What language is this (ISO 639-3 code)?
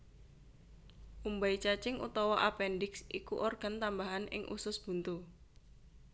jav